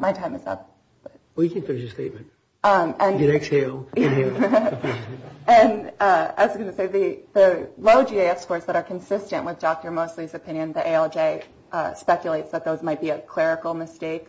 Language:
English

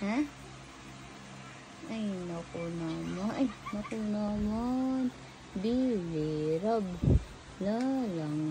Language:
Filipino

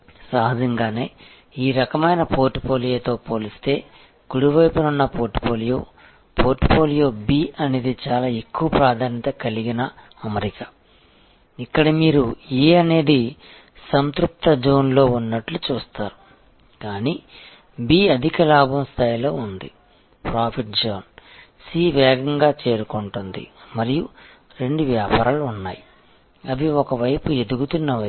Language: Telugu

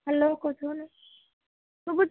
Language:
Odia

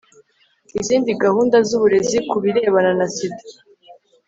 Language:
Kinyarwanda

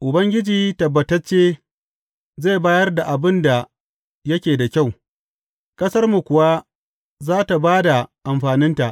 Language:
Hausa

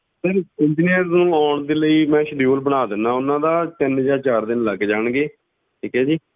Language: Punjabi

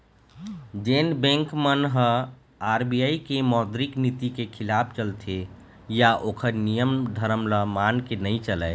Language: Chhattisgarhi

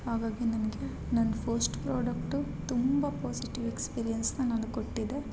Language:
Kannada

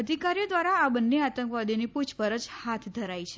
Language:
Gujarati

